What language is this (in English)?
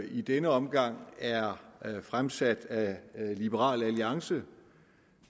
Danish